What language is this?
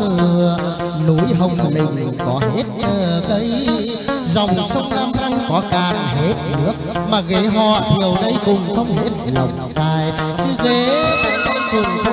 Vietnamese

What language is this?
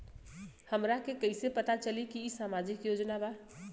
Bhojpuri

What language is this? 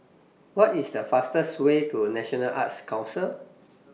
English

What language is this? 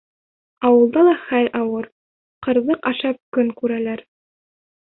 Bashkir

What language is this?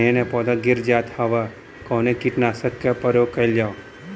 Bhojpuri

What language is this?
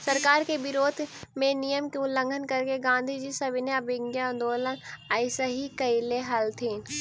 Magahi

